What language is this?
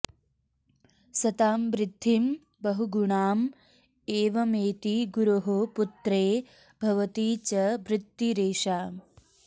Sanskrit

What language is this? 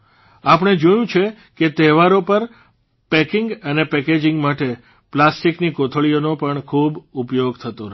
Gujarati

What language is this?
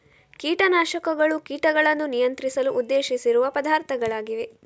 Kannada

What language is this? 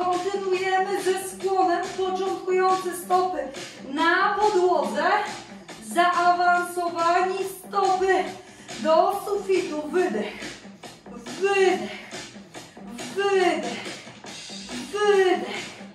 Polish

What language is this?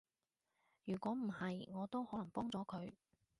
Cantonese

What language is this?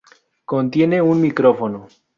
Spanish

